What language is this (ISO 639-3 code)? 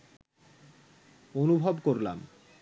ben